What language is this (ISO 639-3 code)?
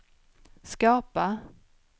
swe